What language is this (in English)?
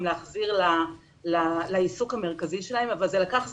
Hebrew